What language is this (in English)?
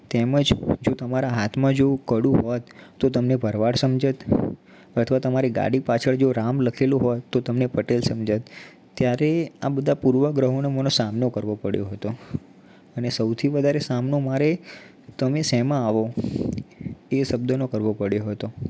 Gujarati